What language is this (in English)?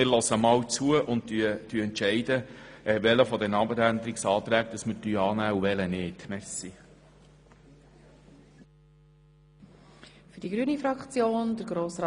Swiss German